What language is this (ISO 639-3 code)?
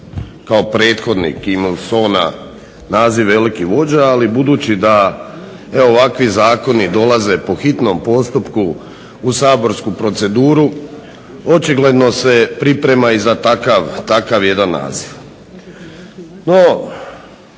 hrv